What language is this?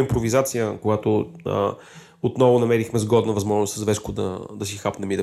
Bulgarian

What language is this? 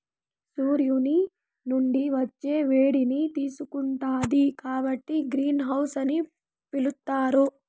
Telugu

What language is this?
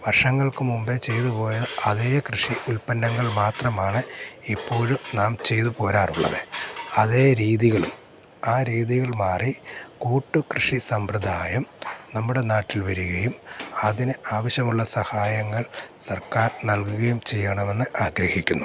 Malayalam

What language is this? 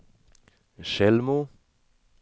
Swedish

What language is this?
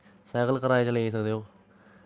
Dogri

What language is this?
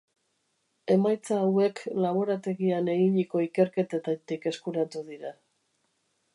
Basque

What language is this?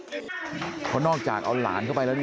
Thai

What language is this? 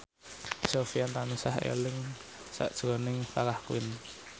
Javanese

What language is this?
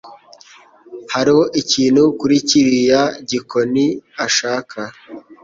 Kinyarwanda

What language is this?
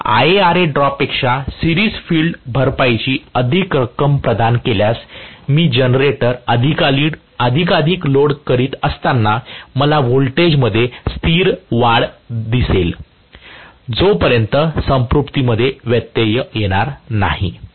Marathi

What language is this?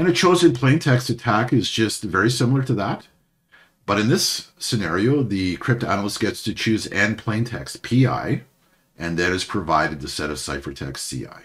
English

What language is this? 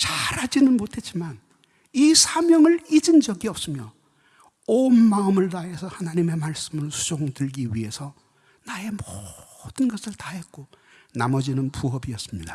Korean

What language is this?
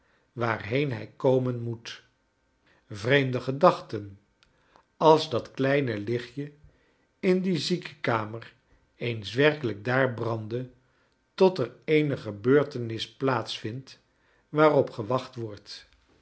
Dutch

